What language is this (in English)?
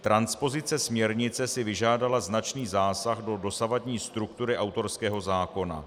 Czech